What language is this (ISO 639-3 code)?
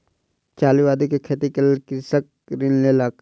mai